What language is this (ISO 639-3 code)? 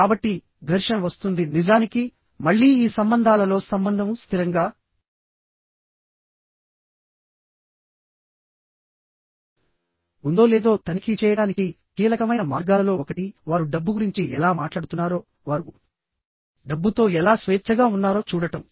tel